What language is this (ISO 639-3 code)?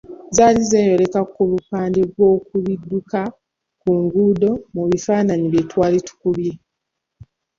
lug